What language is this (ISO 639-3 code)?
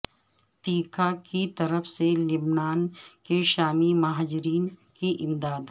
urd